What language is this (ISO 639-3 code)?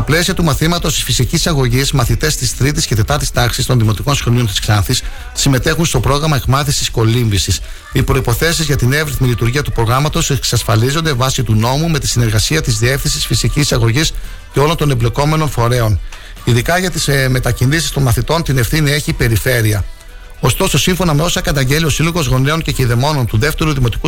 ell